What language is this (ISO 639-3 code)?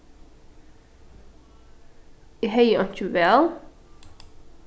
fao